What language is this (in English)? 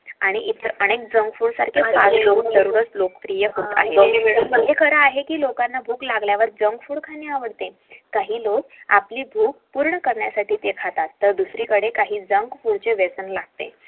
Marathi